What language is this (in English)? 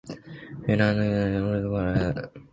Japanese